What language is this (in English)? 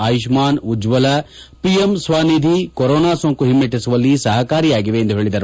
Kannada